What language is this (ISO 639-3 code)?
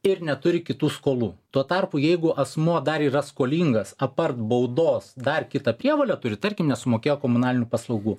lit